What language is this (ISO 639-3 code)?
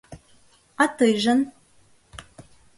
chm